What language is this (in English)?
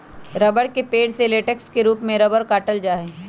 Magahi